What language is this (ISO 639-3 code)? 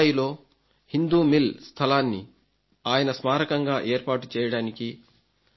tel